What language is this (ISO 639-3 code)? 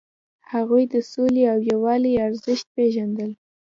pus